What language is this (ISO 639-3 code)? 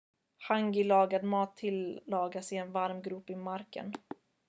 swe